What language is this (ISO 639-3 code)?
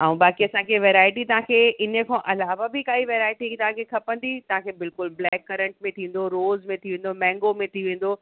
snd